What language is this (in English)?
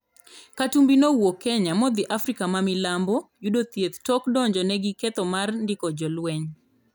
Luo (Kenya and Tanzania)